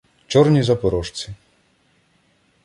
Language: Ukrainian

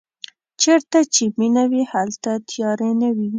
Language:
Pashto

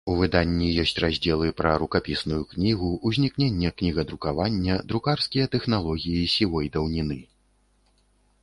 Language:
Belarusian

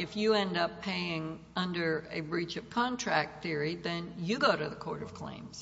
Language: English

